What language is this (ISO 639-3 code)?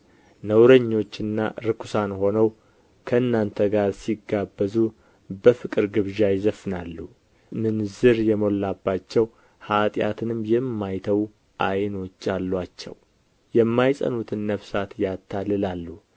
amh